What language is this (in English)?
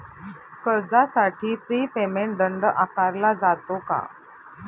Marathi